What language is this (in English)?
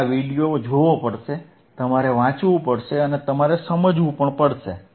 Gujarati